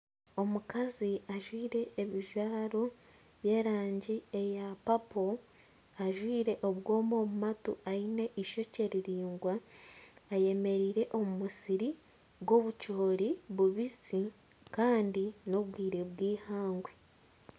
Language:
Nyankole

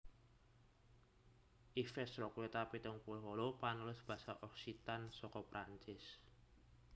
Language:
Javanese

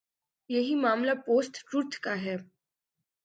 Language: Urdu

